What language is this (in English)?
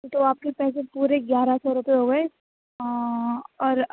Urdu